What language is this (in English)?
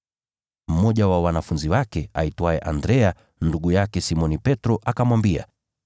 Swahili